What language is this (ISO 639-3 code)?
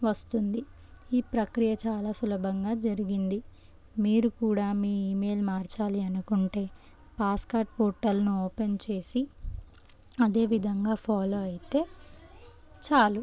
tel